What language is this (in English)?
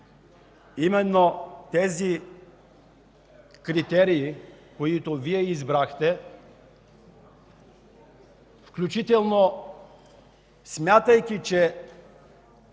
Bulgarian